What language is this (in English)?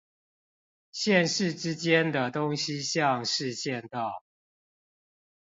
Chinese